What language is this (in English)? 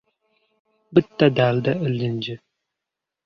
Uzbek